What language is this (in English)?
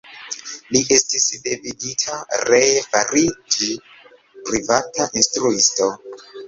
Esperanto